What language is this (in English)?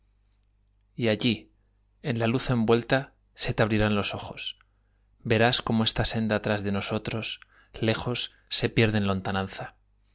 Spanish